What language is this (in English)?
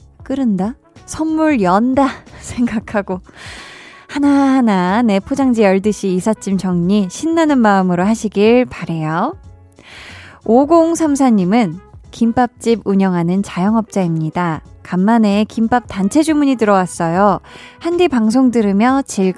Korean